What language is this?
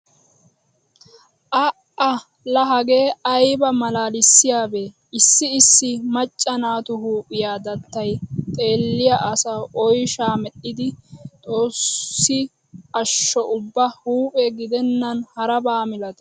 Wolaytta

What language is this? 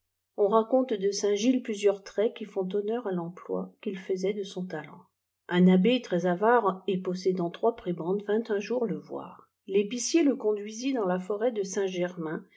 French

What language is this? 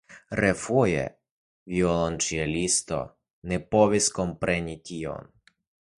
Esperanto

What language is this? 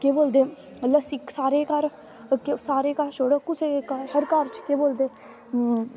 Dogri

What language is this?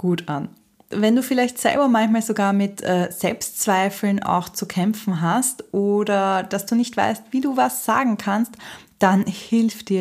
German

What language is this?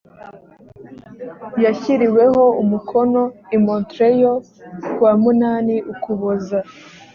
Kinyarwanda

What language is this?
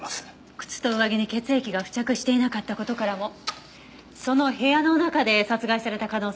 Japanese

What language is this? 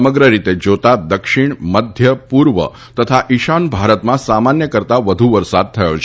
Gujarati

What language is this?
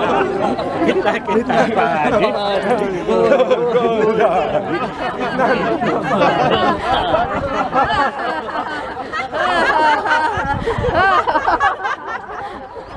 Korean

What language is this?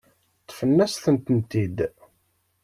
Kabyle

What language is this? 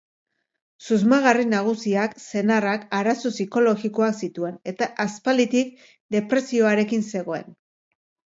Basque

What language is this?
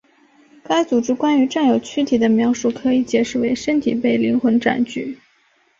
Chinese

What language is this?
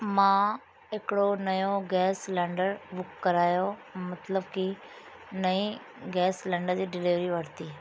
Sindhi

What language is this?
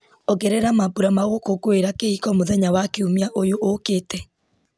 Kikuyu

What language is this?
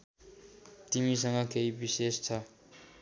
Nepali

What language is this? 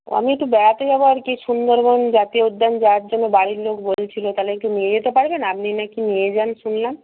Bangla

